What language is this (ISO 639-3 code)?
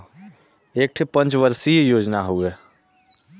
bho